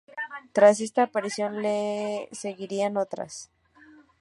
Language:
Spanish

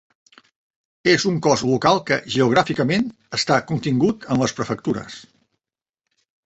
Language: Catalan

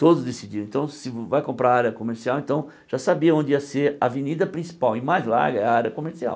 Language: Portuguese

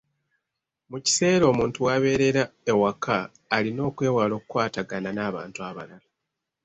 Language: Ganda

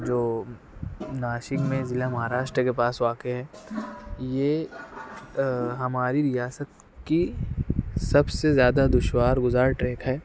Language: Urdu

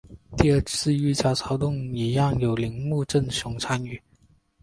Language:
Chinese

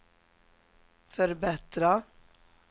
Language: Swedish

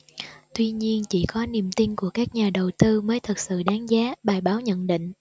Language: Vietnamese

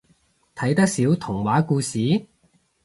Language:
Cantonese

